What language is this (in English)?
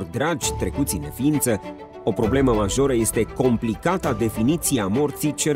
Romanian